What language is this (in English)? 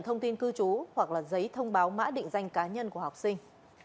Vietnamese